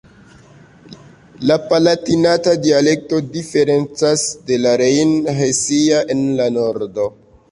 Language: Esperanto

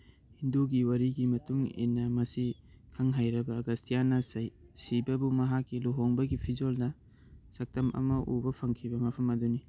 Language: Manipuri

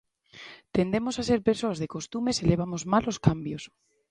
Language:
Galician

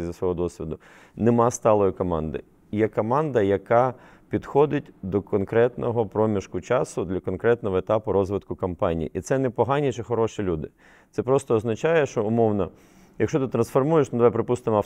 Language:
Ukrainian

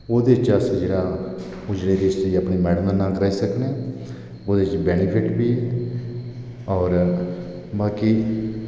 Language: Dogri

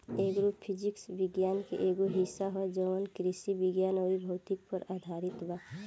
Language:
Bhojpuri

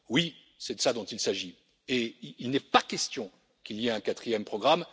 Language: French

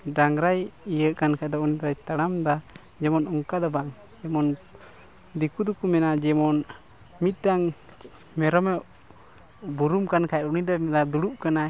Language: Santali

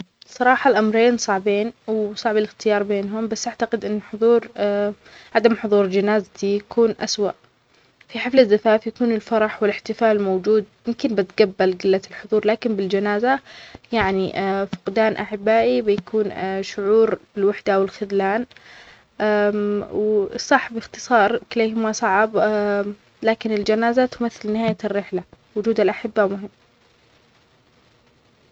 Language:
Omani Arabic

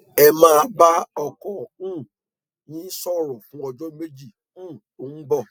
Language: Yoruba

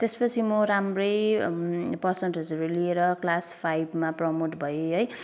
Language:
Nepali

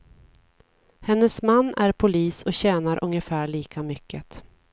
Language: Swedish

